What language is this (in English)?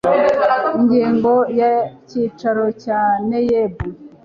Kinyarwanda